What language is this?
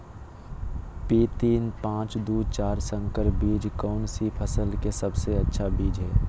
Magahi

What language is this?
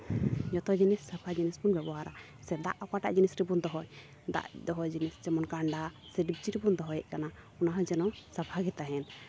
Santali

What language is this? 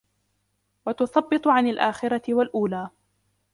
Arabic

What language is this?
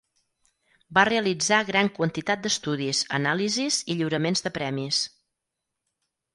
Catalan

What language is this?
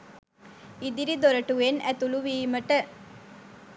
Sinhala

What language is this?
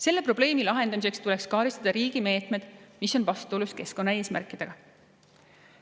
Estonian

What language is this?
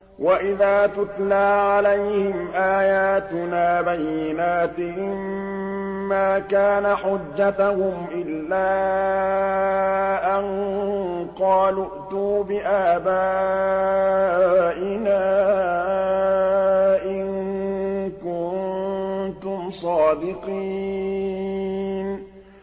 Arabic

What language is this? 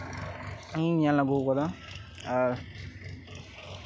Santali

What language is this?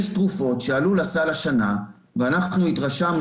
Hebrew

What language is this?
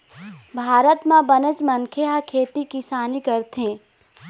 Chhattisgarhi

